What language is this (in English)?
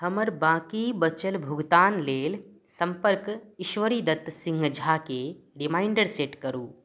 Maithili